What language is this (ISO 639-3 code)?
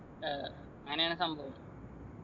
mal